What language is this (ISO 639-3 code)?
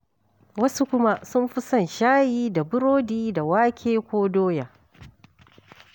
hau